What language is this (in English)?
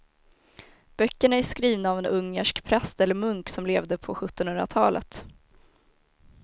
Swedish